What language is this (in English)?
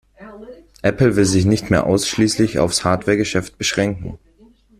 German